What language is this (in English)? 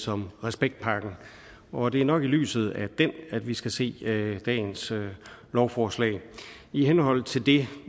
Danish